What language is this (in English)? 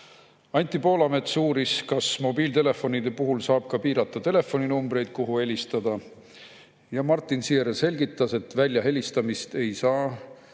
Estonian